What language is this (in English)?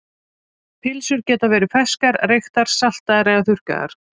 Icelandic